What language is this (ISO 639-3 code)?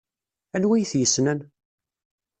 kab